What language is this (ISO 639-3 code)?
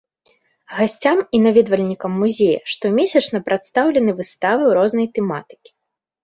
bel